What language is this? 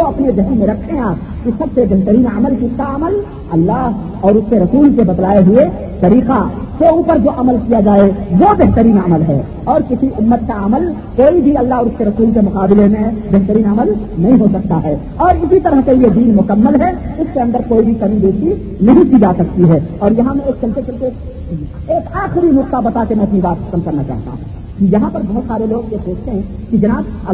Urdu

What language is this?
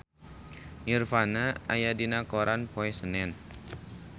Sundanese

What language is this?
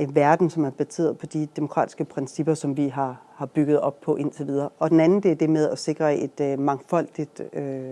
Danish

